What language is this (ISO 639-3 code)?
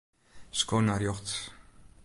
fry